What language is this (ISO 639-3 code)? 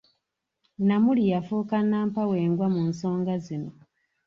lug